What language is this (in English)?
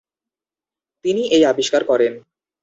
Bangla